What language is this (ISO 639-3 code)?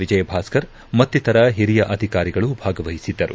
kan